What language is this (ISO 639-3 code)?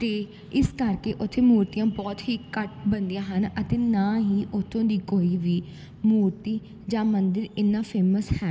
pan